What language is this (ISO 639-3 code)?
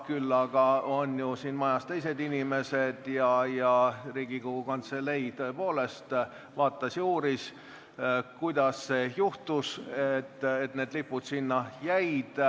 est